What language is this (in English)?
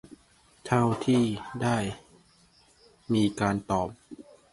Thai